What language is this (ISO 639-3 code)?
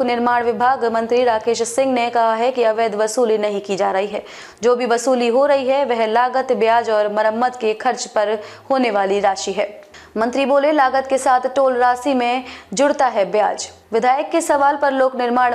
hin